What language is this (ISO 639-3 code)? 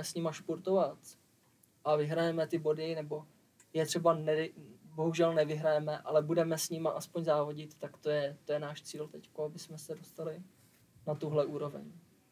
ces